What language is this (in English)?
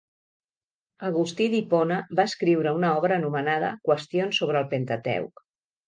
Catalan